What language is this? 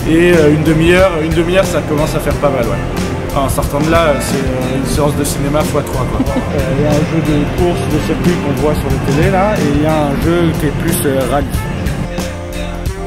French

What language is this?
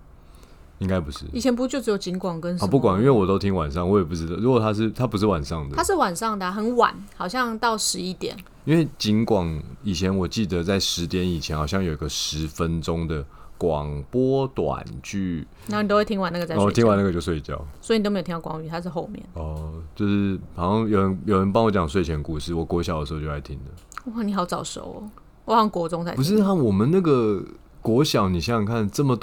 Chinese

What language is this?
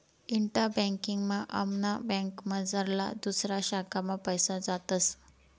Marathi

